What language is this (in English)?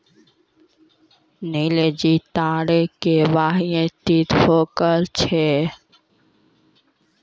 Maithili